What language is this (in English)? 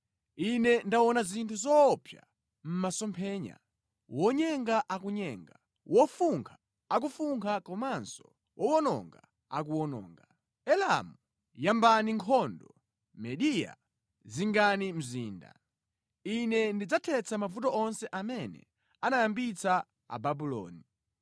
Nyanja